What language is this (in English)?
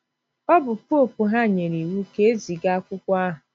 Igbo